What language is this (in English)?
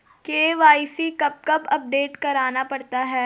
Hindi